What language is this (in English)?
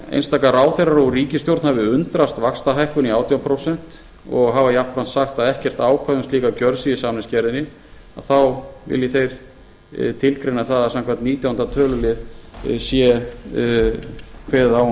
Icelandic